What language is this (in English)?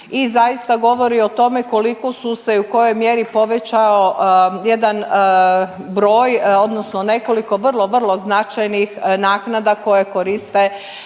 Croatian